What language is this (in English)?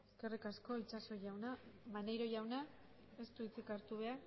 Basque